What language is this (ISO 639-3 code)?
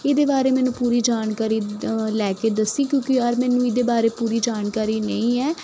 pan